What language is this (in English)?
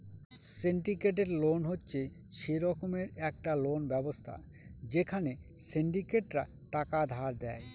Bangla